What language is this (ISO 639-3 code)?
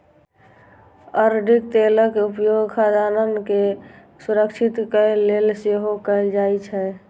mai